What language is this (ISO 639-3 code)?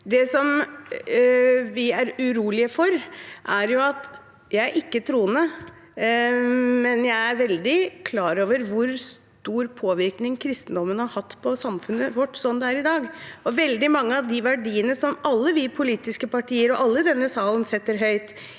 nor